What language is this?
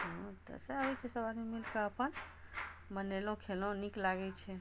Maithili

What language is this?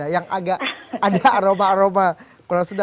Indonesian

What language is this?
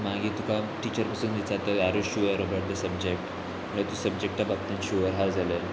Konkani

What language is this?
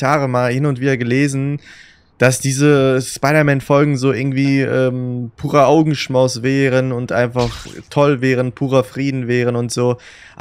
German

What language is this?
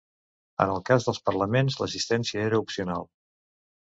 Catalan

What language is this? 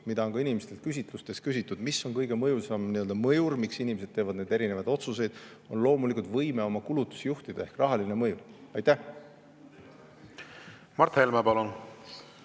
Estonian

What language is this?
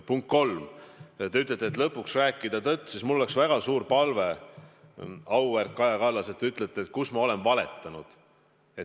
Estonian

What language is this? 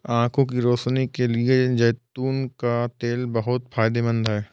Hindi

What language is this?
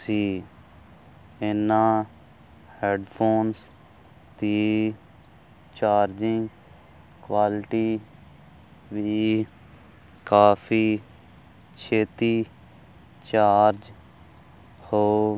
Punjabi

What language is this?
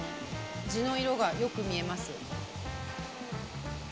Japanese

